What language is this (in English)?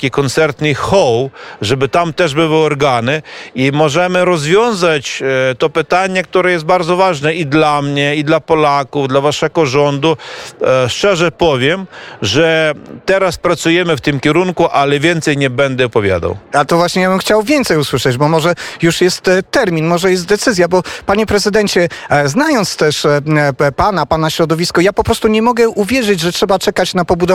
Polish